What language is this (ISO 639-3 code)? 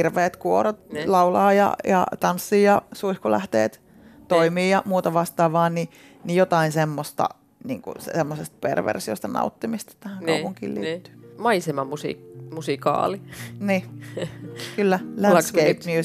fin